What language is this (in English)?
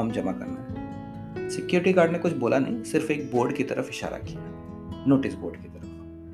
Hindi